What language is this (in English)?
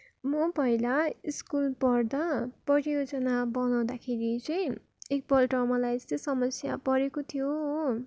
Nepali